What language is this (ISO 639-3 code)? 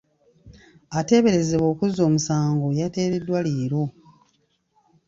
lug